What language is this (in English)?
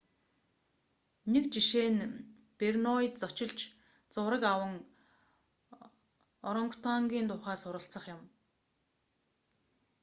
Mongolian